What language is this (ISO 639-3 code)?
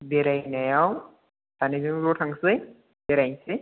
brx